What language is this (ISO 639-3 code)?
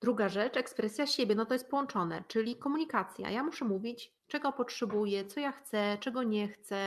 pol